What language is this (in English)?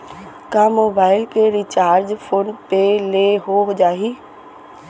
Chhattisgarhi